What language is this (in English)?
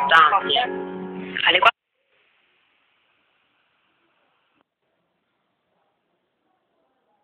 Italian